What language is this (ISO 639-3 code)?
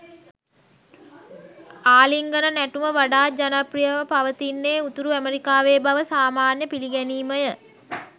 sin